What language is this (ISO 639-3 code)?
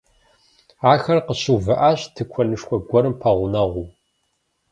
kbd